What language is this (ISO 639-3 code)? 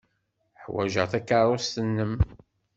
kab